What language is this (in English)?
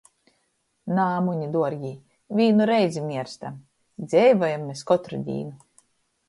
Latgalian